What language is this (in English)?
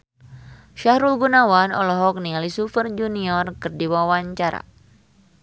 Sundanese